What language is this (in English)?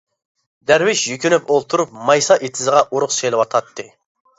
Uyghur